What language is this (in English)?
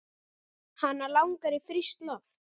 Icelandic